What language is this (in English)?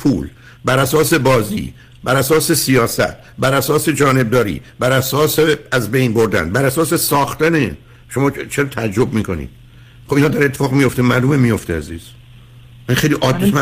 Persian